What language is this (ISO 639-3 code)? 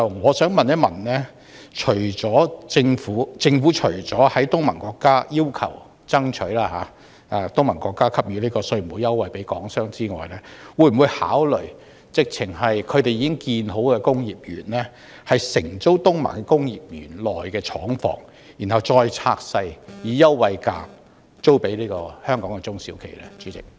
yue